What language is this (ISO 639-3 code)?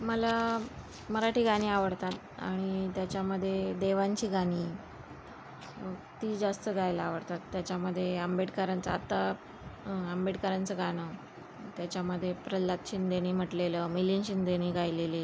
mar